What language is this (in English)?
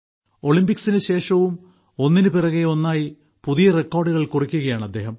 Malayalam